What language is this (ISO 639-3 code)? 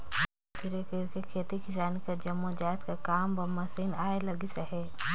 hne